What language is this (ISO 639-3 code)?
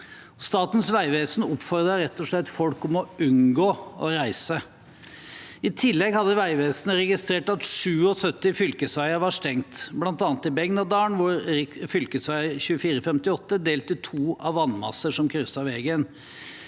nor